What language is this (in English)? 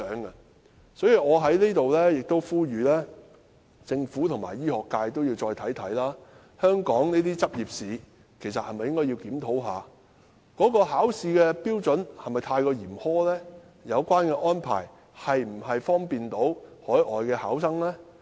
Cantonese